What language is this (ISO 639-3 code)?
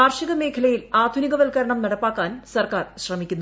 mal